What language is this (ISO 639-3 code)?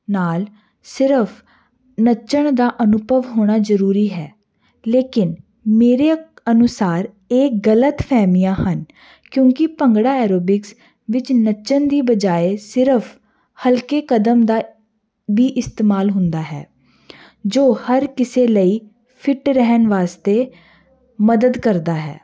pan